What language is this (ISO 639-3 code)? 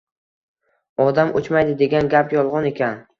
uzb